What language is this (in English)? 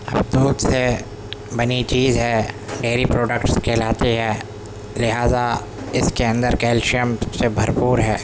Urdu